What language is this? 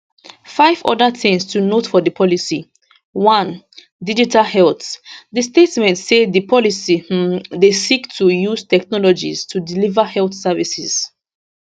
Nigerian Pidgin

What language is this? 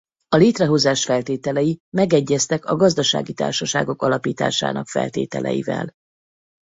Hungarian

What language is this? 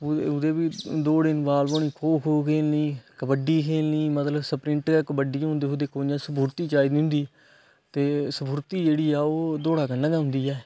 Dogri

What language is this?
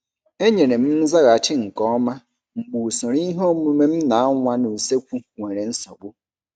Igbo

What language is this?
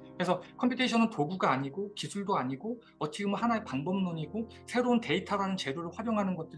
Korean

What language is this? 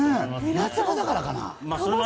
Japanese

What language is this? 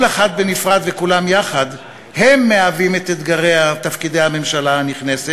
Hebrew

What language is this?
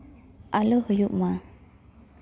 Santali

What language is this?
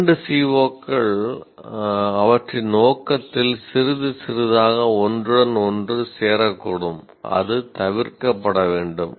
Tamil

